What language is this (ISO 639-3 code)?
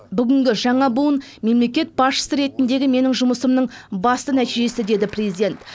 kaz